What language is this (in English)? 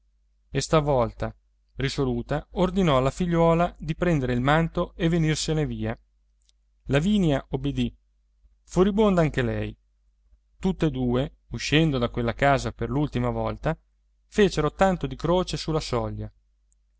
Italian